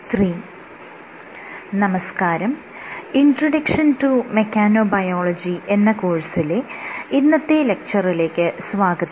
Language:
Malayalam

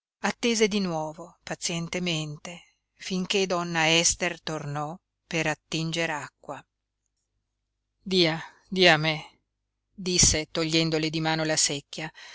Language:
Italian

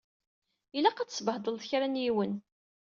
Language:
Kabyle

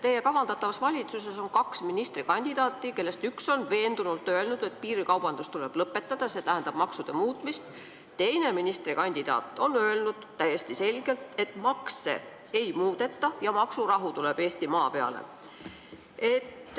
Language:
Estonian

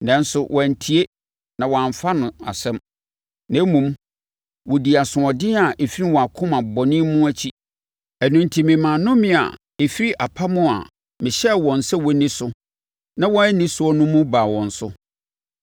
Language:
Akan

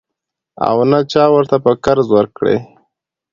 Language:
Pashto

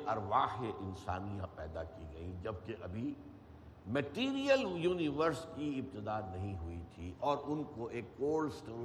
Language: Urdu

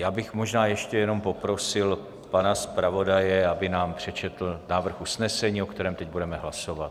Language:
Czech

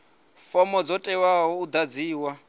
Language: Venda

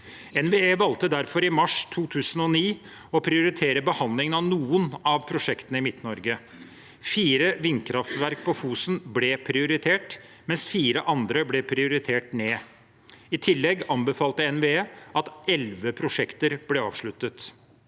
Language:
Norwegian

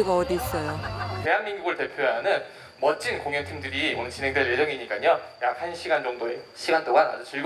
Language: Korean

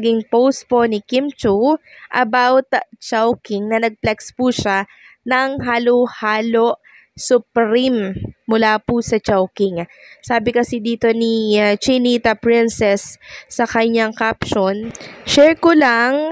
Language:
Filipino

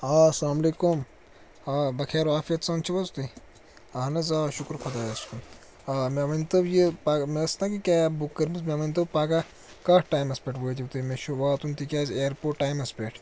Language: Kashmiri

